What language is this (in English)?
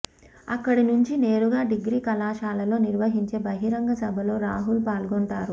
Telugu